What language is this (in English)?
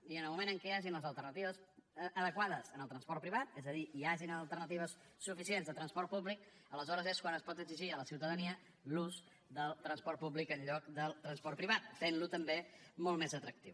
Catalan